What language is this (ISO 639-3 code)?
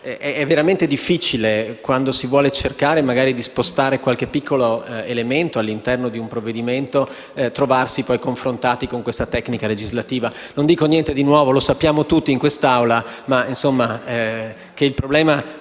ita